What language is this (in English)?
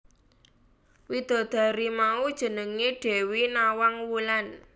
Javanese